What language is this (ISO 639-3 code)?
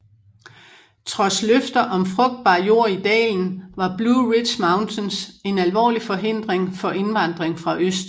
dan